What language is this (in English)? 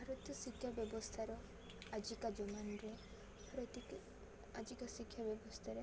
Odia